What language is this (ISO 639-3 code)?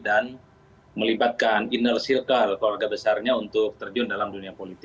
ind